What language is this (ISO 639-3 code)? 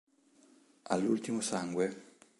ita